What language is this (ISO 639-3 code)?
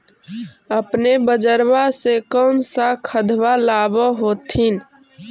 mag